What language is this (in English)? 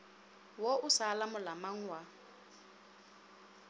Northern Sotho